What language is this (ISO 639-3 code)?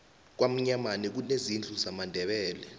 nbl